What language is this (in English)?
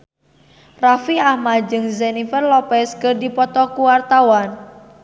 Sundanese